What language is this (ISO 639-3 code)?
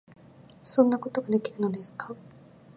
jpn